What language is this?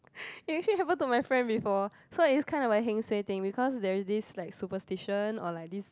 English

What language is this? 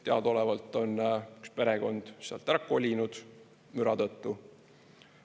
Estonian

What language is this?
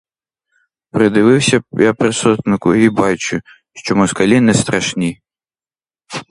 Ukrainian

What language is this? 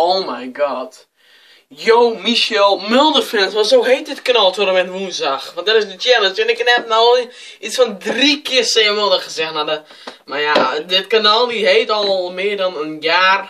Dutch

